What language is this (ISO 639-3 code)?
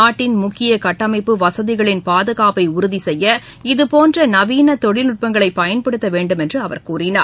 tam